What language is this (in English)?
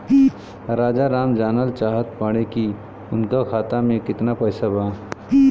Bhojpuri